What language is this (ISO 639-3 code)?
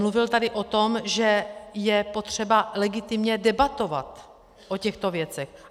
ces